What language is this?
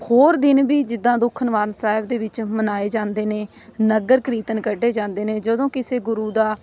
Punjabi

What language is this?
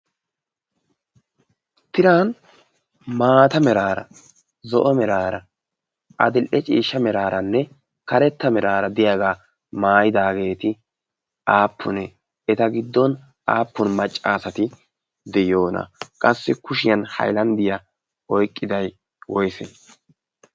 Wolaytta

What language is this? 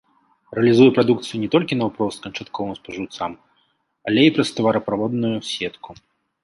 Belarusian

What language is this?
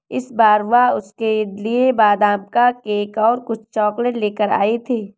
Hindi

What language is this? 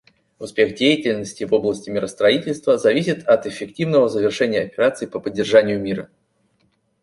Russian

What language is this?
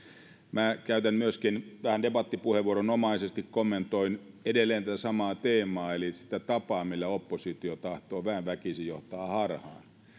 Finnish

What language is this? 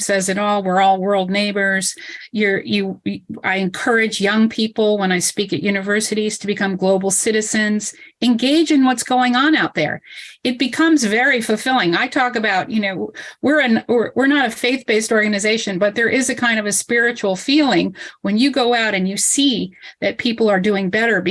English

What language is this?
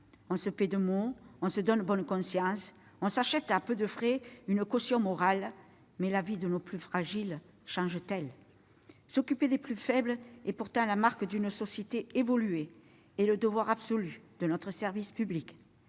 French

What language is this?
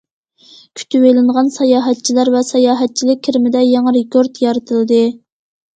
Uyghur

